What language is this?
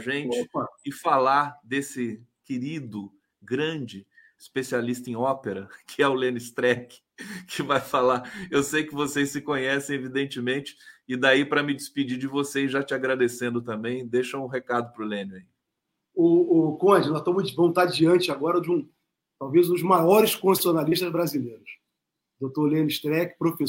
Portuguese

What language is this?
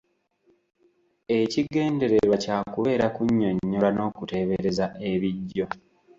Ganda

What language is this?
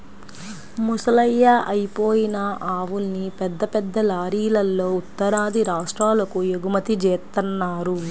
Telugu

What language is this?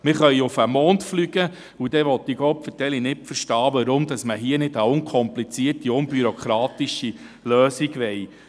Swiss German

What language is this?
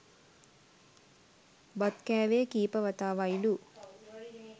Sinhala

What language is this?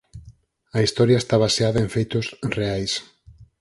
Galician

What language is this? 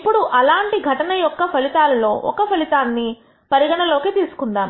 Telugu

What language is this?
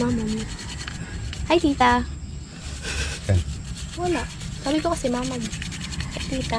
Filipino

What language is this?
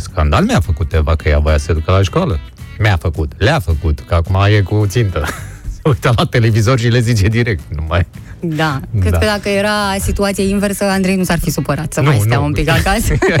Romanian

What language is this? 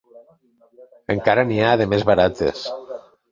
Catalan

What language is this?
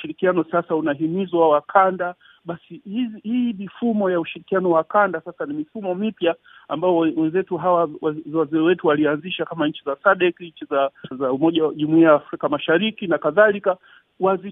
Swahili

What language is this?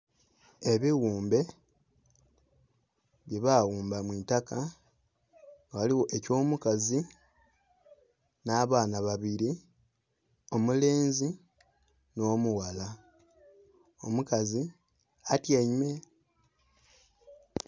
Soga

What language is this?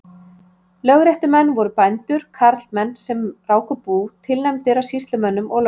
Icelandic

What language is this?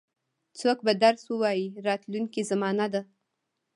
Pashto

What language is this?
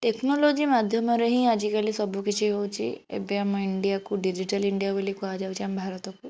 Odia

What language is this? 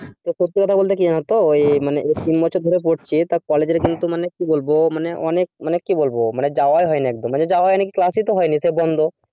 Bangla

